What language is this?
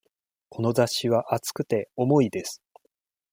Japanese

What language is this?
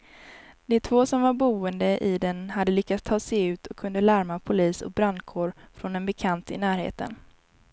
Swedish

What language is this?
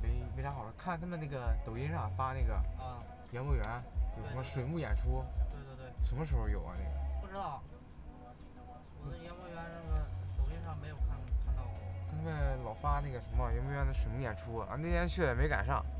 Chinese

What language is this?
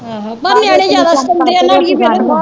Punjabi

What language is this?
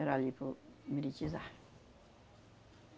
Portuguese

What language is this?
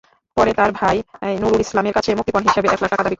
Bangla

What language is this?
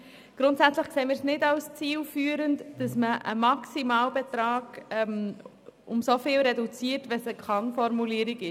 Swiss German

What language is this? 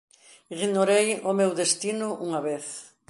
Galician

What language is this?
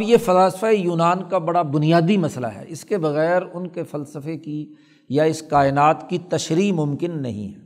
Urdu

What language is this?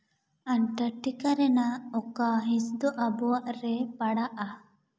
Santali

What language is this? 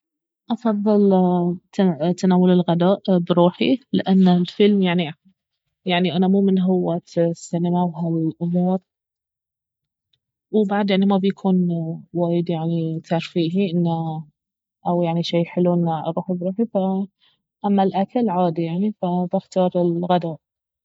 Baharna Arabic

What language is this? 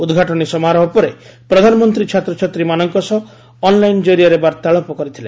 Odia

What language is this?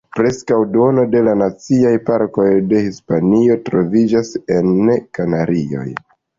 Esperanto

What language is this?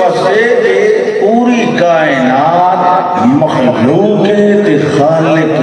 Arabic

